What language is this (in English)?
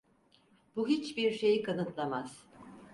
Turkish